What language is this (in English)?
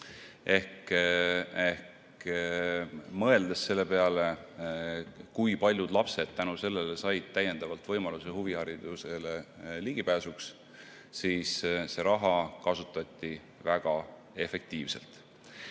Estonian